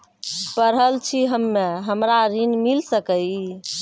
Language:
Maithili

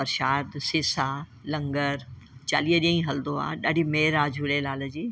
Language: Sindhi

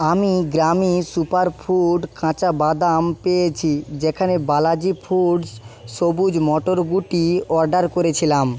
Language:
Bangla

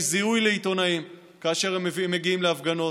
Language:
Hebrew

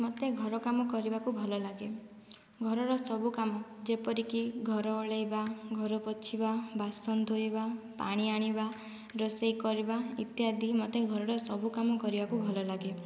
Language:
Odia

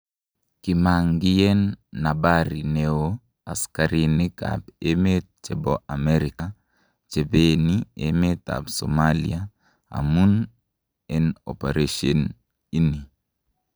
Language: Kalenjin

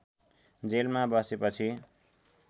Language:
Nepali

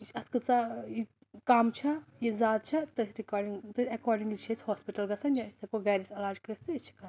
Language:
Kashmiri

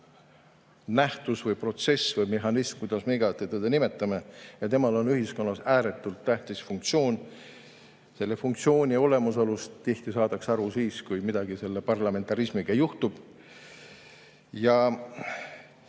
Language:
Estonian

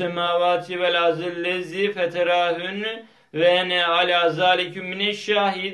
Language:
Turkish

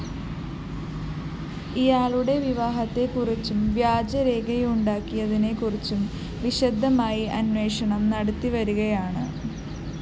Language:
Malayalam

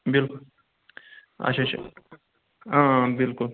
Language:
Kashmiri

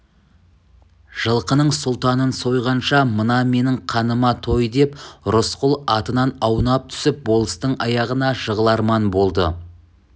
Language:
Kazakh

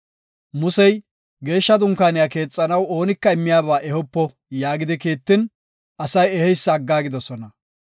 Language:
Gofa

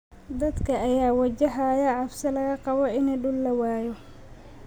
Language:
Somali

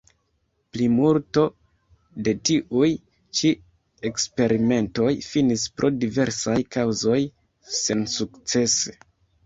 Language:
Esperanto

